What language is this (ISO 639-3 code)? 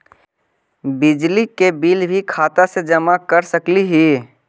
mag